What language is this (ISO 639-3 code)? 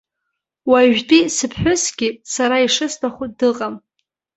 abk